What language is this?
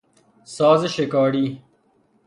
Persian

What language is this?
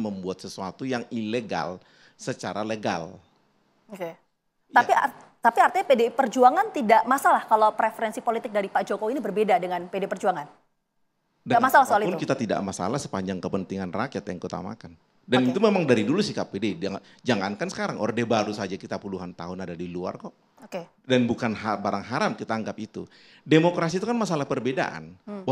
Indonesian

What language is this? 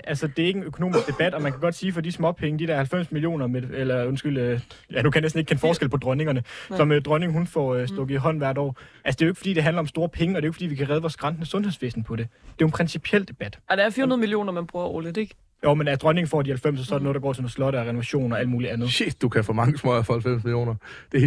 Danish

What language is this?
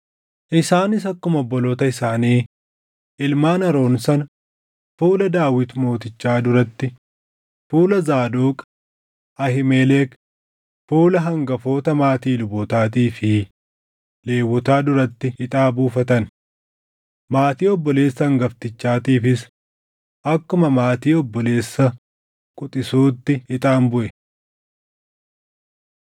Oromo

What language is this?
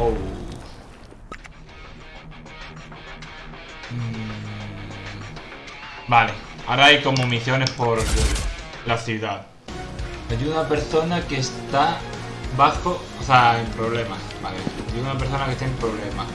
Spanish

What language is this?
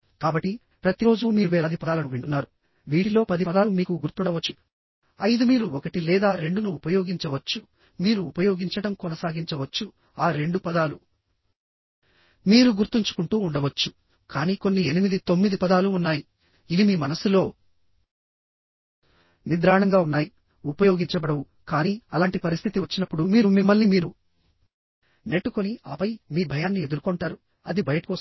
Telugu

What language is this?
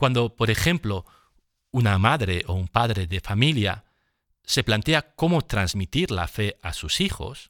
Spanish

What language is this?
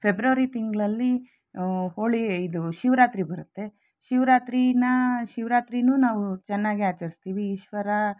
Kannada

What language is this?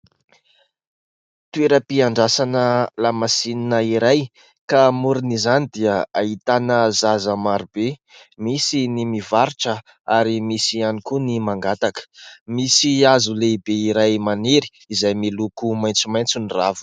Malagasy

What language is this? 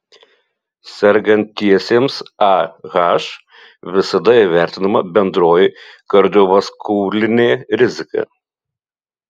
Lithuanian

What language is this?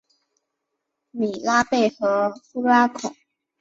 Chinese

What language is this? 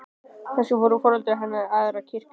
Icelandic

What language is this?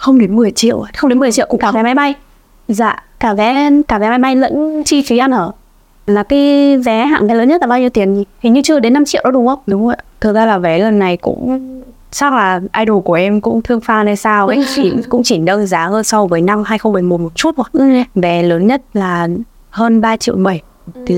Vietnamese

